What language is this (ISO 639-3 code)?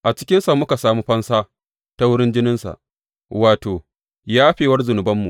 hau